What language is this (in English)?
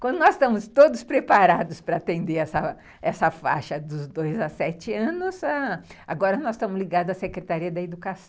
Portuguese